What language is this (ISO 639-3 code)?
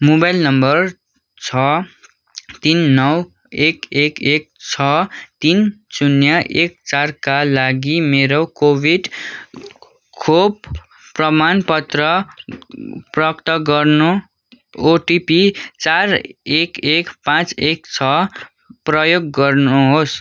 nep